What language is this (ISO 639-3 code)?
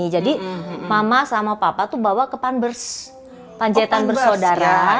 ind